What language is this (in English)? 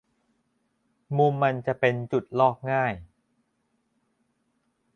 Thai